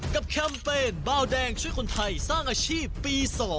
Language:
Thai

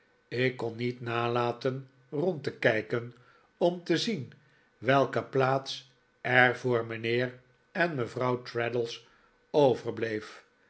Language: Dutch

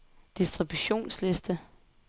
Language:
Danish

